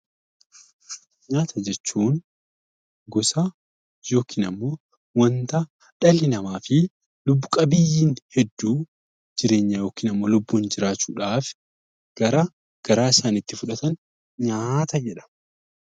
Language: Oromo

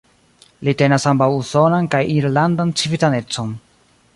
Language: Esperanto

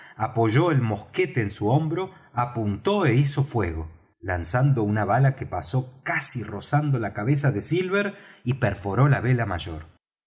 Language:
Spanish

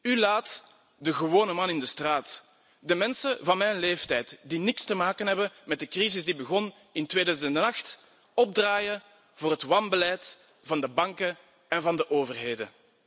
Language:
Dutch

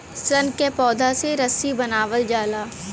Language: Bhojpuri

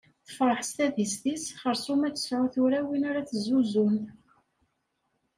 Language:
Kabyle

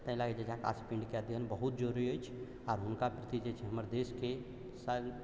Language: Maithili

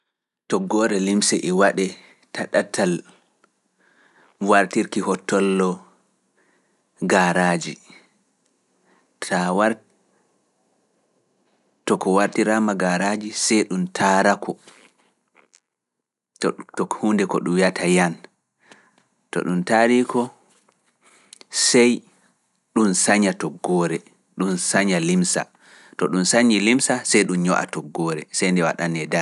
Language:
Fula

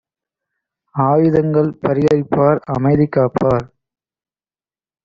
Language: Tamil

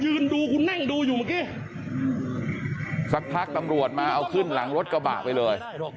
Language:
Thai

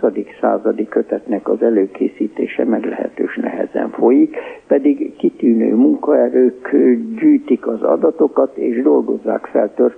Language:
Hungarian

